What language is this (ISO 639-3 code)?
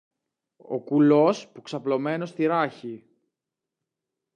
ell